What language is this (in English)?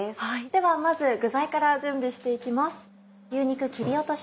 Japanese